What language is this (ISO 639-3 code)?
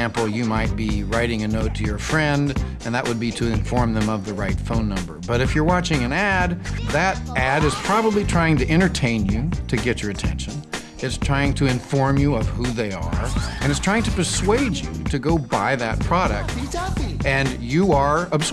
eng